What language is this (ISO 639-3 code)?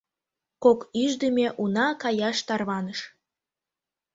chm